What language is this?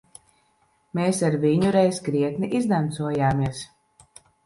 Latvian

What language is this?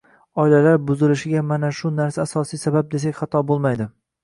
Uzbek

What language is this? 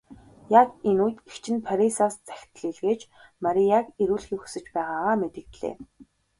Mongolian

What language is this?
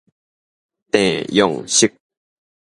Min Nan Chinese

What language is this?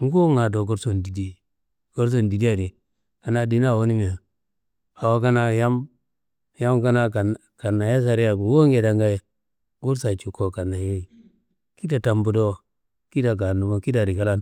Kanembu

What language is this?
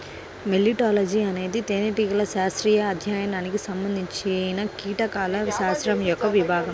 Telugu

